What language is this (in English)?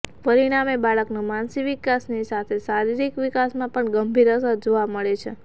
Gujarati